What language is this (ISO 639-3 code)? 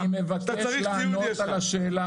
heb